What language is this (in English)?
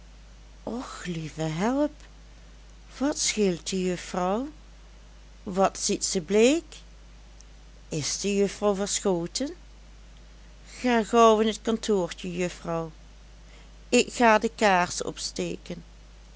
Dutch